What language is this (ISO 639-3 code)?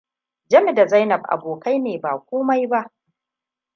hau